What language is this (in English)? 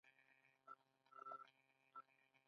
Pashto